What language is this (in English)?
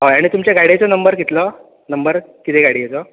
Konkani